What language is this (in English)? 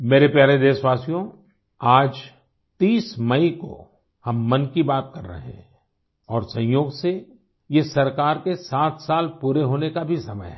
Hindi